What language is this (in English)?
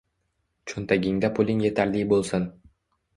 Uzbek